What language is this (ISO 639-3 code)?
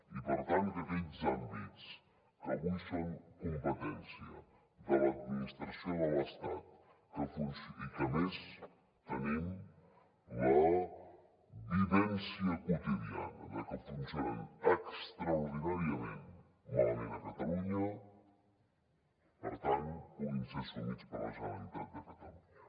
cat